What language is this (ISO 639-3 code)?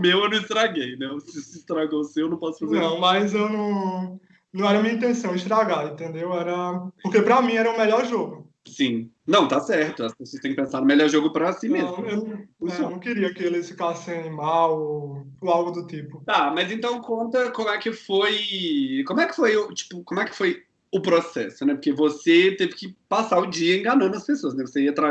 por